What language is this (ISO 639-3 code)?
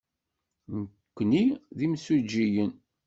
kab